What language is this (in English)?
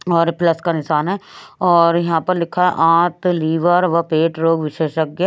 Hindi